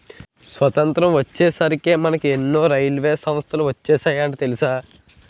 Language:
Telugu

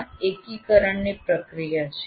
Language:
Gujarati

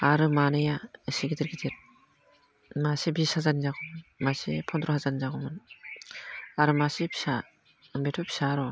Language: Bodo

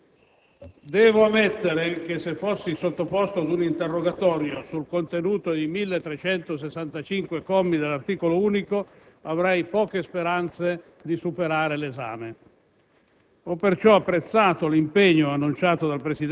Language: Italian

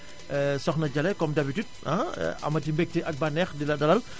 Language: Wolof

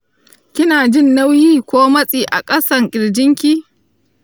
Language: Hausa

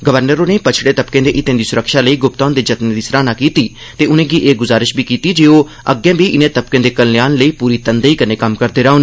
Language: Dogri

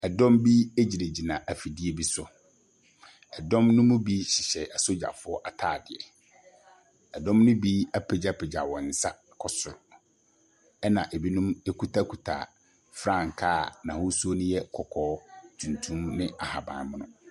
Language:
Akan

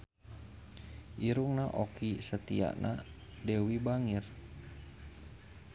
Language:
Sundanese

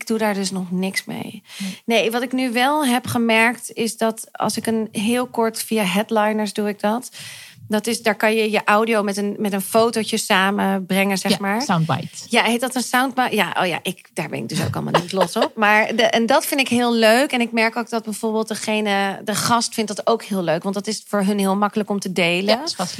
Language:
Dutch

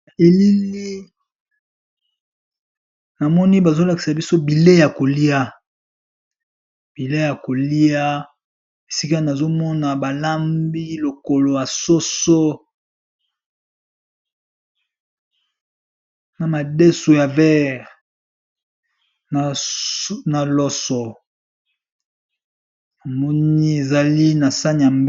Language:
Lingala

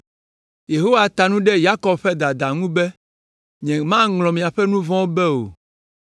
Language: Ewe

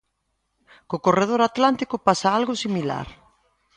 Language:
Galician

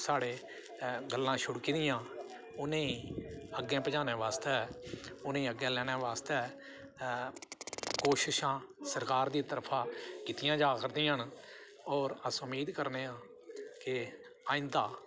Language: Dogri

